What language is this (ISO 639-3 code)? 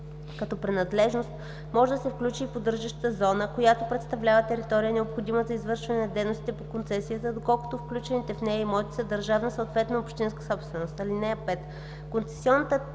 bul